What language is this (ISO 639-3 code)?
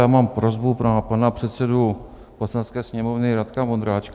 ces